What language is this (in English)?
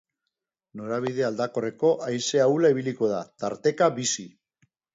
Basque